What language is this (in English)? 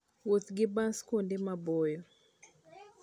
Luo (Kenya and Tanzania)